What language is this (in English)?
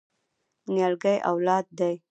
Pashto